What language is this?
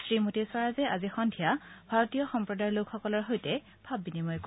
Assamese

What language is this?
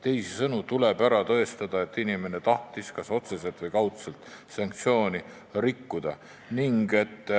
Estonian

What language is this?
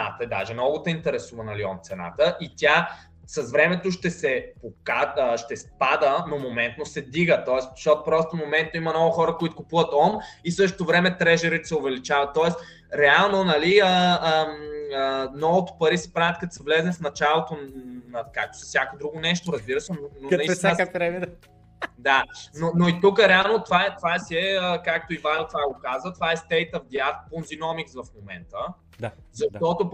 Bulgarian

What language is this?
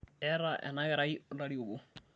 Masai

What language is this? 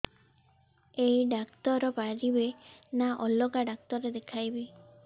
Odia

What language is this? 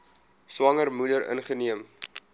Afrikaans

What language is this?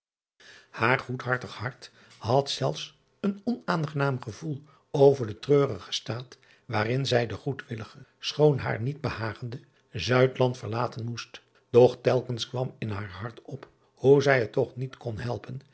Dutch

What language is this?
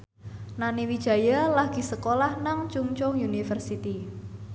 Javanese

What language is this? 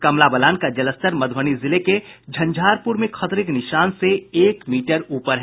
Hindi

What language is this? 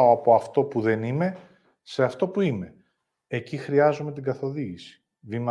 Greek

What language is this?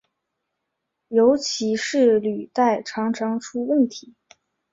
Chinese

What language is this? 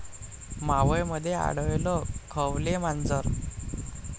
Marathi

